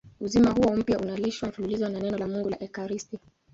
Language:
Swahili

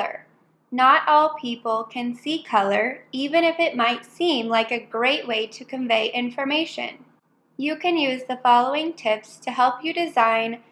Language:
English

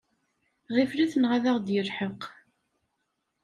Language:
Kabyle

